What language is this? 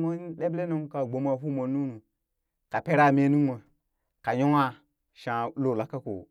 Burak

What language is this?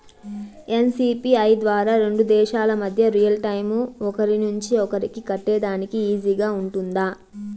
Telugu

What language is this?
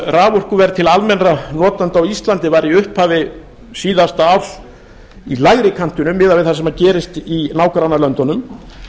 Icelandic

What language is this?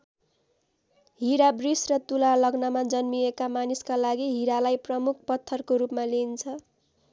Nepali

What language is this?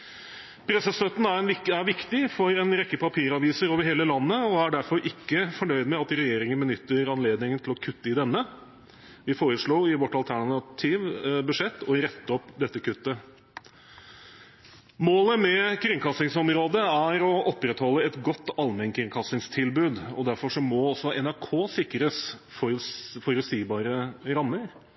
Norwegian Bokmål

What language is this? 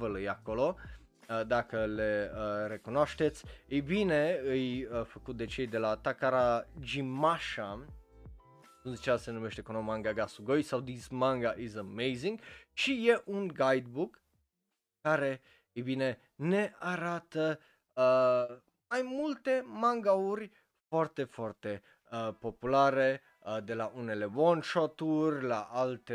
Romanian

